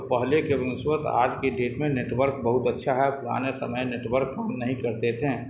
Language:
Urdu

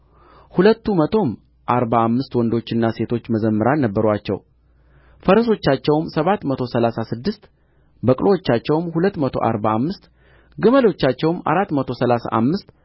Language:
Amharic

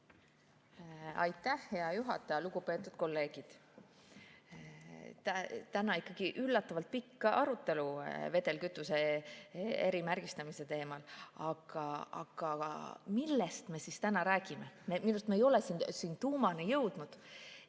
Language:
Estonian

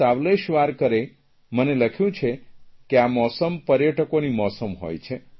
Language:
Gujarati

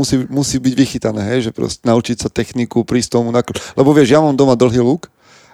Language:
Slovak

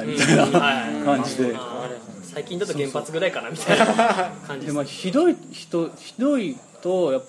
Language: Japanese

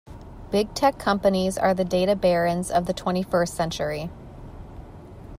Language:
English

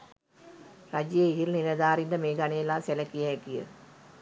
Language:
Sinhala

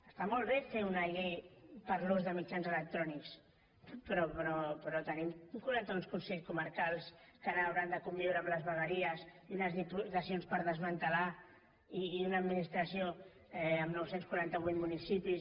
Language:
Catalan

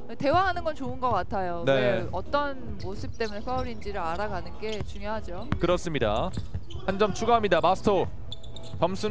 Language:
Korean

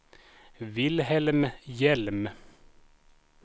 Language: Swedish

